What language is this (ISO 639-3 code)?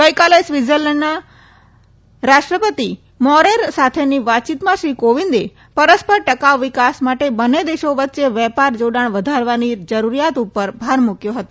guj